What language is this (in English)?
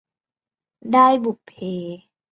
Thai